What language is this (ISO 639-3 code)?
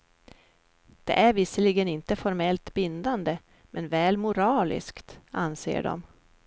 swe